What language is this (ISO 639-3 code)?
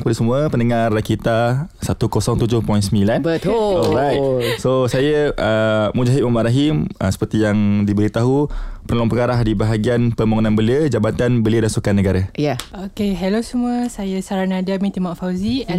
msa